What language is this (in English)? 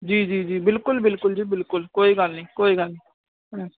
Punjabi